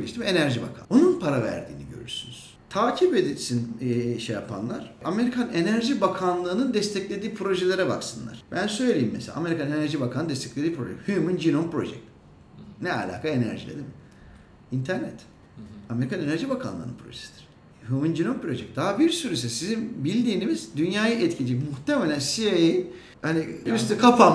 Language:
Turkish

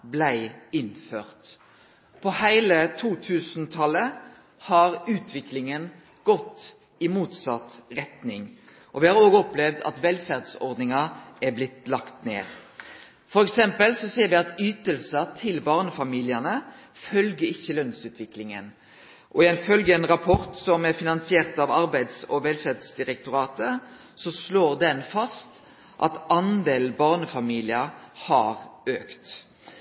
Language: Norwegian Nynorsk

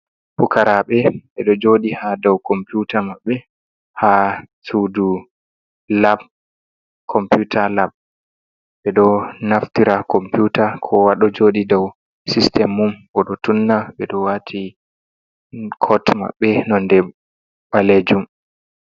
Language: Fula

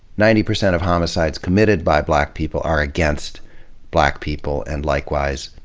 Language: English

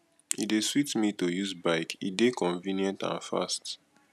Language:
Nigerian Pidgin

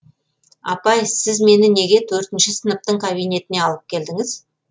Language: Kazakh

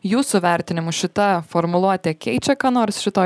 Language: Lithuanian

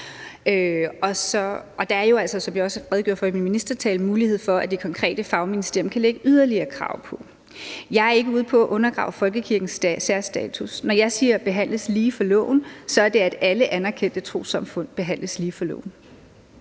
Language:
Danish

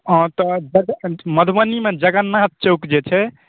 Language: Maithili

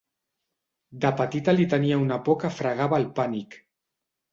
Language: Catalan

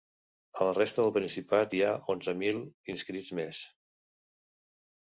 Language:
Catalan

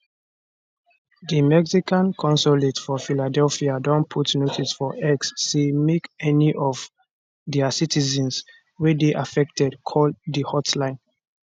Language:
Nigerian Pidgin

